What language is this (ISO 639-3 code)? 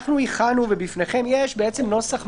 heb